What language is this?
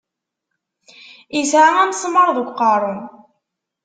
Kabyle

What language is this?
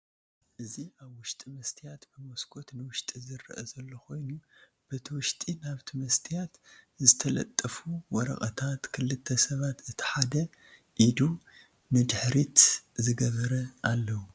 Tigrinya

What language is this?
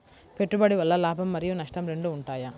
Telugu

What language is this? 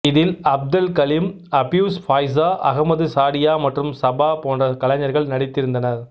Tamil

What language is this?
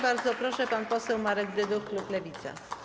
Polish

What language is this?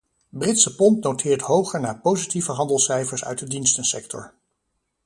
Dutch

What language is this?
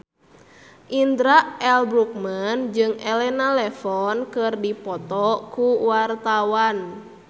Sundanese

